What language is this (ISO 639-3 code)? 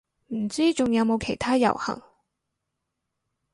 yue